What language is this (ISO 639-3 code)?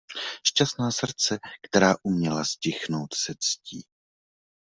ces